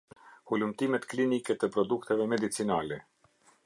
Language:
Albanian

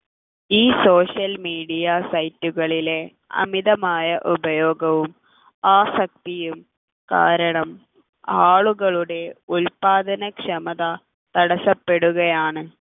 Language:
Malayalam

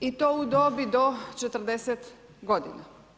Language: Croatian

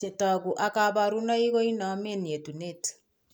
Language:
Kalenjin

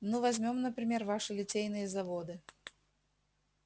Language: Russian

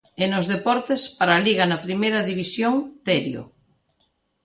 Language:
Galician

